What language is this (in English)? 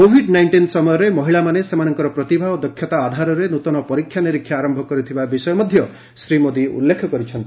Odia